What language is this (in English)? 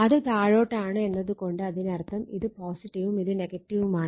Malayalam